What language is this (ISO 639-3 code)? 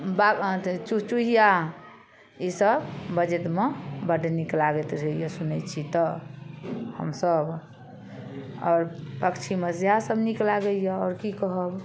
mai